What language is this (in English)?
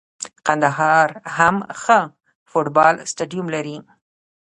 Pashto